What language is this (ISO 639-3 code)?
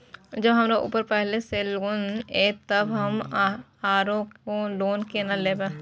mai